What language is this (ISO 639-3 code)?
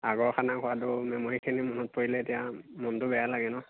asm